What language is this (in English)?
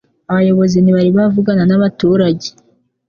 Kinyarwanda